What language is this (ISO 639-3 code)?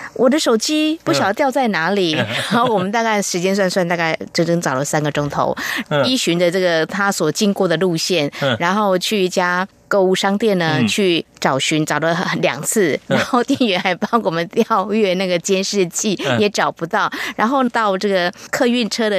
zho